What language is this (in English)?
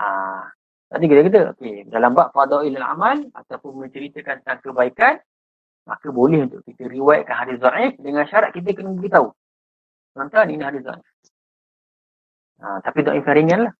Malay